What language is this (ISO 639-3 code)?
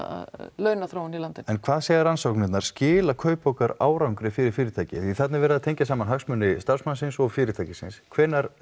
isl